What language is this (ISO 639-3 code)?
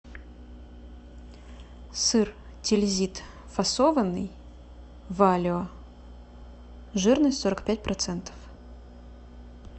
rus